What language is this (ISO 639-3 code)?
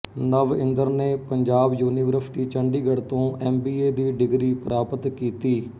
pan